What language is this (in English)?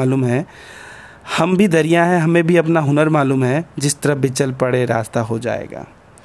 Hindi